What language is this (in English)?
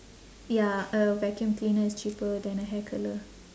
English